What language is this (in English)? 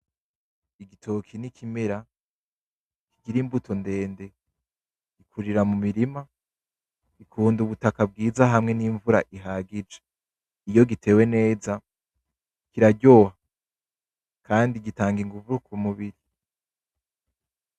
Rundi